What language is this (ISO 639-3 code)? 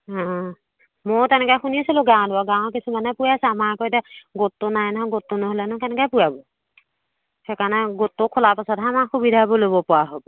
asm